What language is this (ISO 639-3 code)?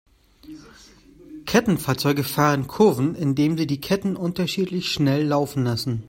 deu